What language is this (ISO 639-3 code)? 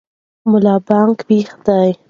pus